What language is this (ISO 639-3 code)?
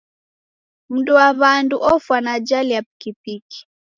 dav